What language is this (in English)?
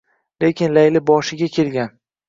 Uzbek